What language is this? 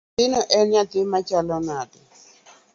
Luo (Kenya and Tanzania)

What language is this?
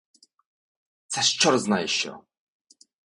Ukrainian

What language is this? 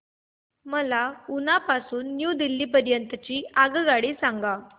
Marathi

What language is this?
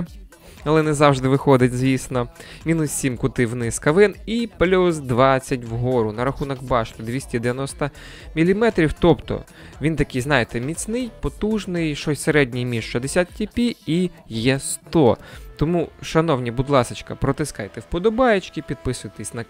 Ukrainian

